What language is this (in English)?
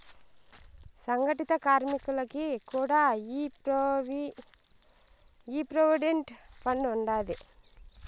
Telugu